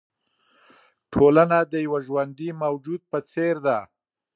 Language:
Pashto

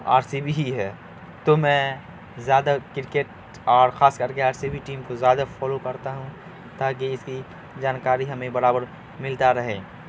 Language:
Urdu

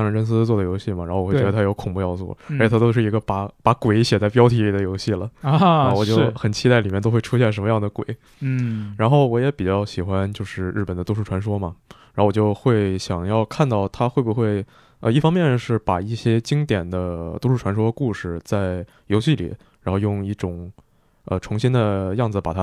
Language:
Chinese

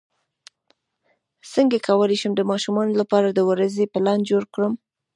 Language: Pashto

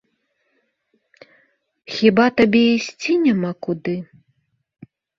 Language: Belarusian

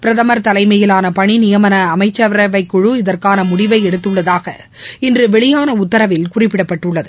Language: Tamil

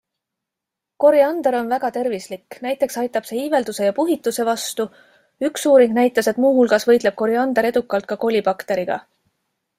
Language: Estonian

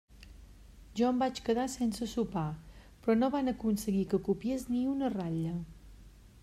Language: Catalan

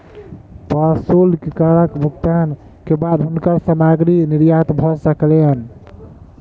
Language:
Maithili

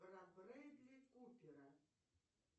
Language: Russian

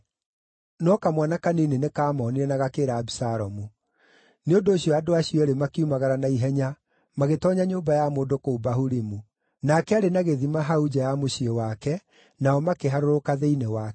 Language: Kikuyu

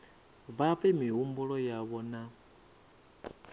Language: Venda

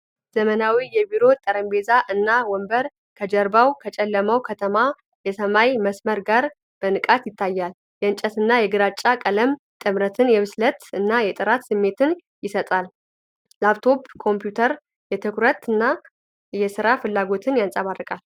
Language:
Amharic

